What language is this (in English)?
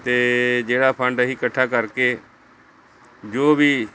Punjabi